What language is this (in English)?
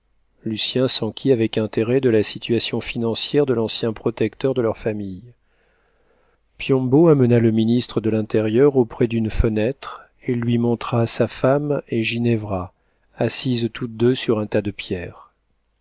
French